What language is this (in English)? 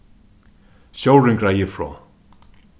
Faroese